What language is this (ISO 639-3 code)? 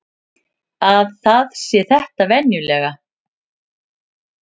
isl